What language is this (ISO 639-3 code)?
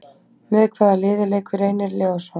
isl